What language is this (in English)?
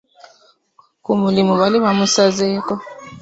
Ganda